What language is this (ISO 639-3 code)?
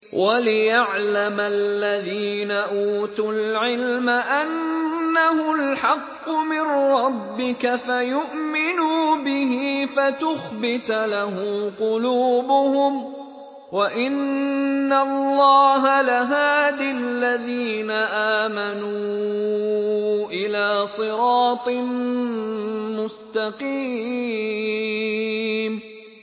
ara